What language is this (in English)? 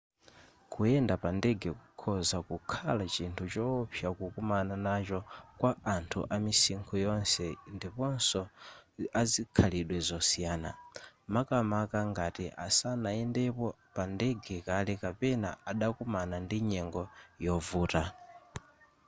Nyanja